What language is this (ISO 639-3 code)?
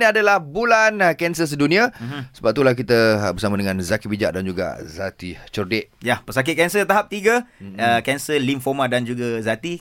msa